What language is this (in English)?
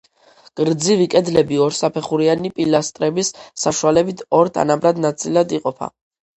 Georgian